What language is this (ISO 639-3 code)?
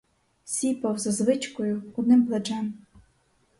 ukr